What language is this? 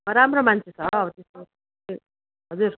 Nepali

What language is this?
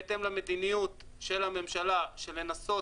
Hebrew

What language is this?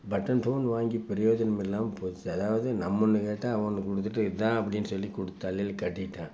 Tamil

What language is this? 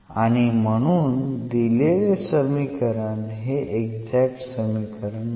Marathi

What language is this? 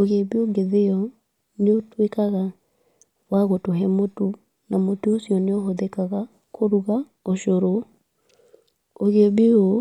Kikuyu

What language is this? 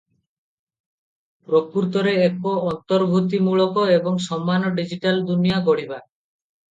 Odia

